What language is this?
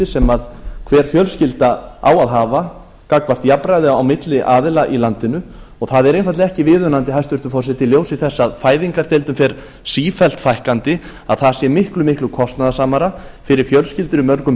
Icelandic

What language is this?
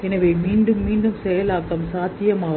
Tamil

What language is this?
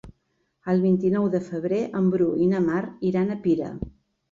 Catalan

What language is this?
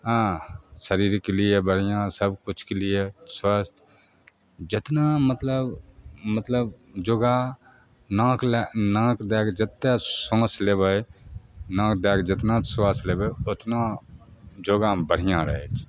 Maithili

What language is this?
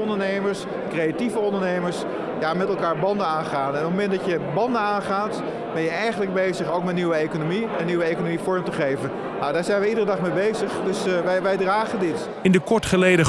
Dutch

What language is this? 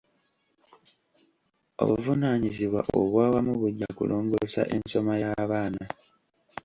Ganda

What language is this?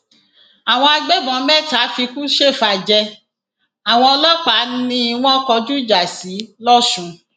Yoruba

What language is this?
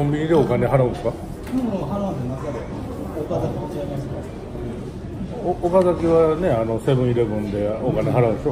Japanese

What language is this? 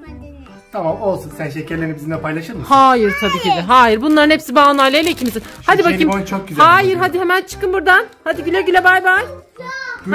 Turkish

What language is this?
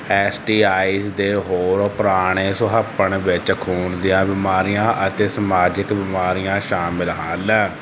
Punjabi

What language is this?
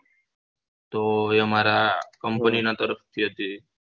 Gujarati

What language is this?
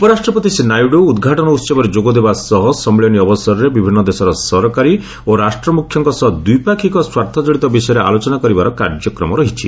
Odia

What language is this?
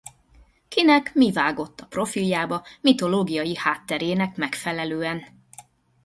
Hungarian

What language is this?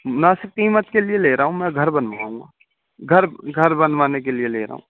Urdu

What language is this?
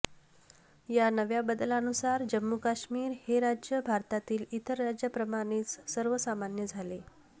Marathi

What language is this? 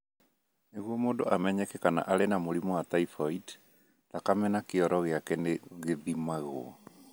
Kikuyu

